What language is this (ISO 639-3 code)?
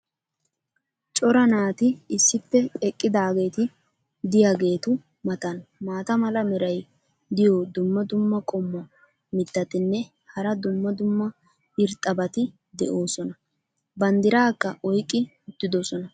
wal